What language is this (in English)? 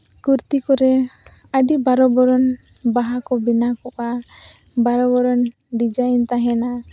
Santali